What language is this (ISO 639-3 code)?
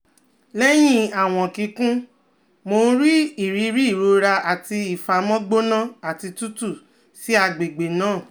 yor